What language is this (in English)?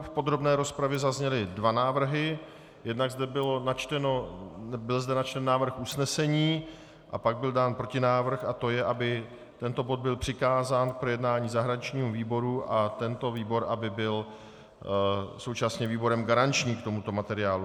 Czech